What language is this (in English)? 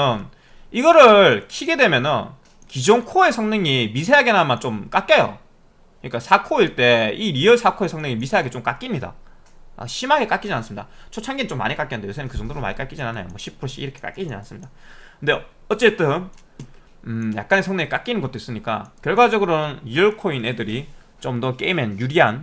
Korean